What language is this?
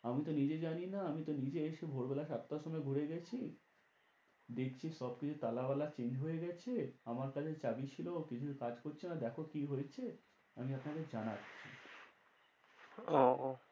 Bangla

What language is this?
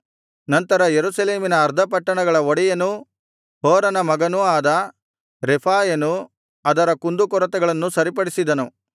Kannada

